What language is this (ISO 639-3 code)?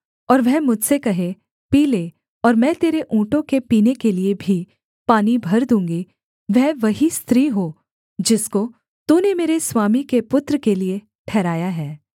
hin